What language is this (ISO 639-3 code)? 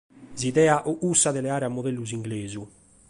srd